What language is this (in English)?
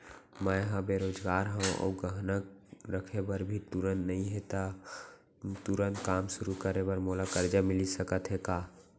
Chhattisgarhi